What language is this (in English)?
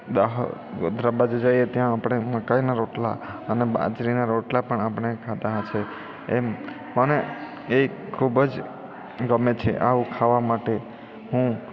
Gujarati